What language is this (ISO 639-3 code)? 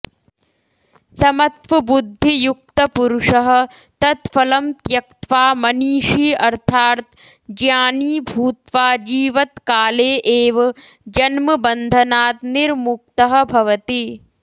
san